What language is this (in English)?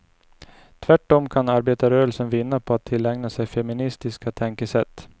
Swedish